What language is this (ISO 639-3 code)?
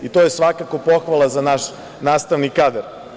srp